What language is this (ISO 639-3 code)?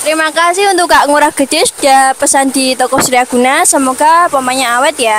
ind